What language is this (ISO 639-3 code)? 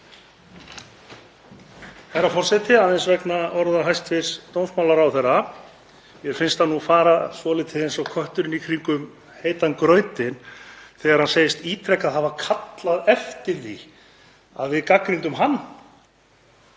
isl